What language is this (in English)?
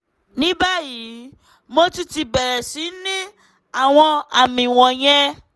Yoruba